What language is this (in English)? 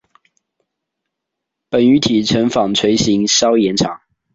Chinese